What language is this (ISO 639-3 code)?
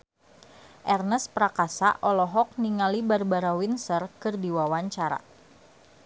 sun